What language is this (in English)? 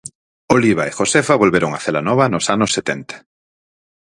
Galician